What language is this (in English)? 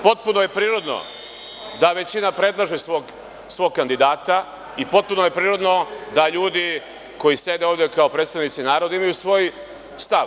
Serbian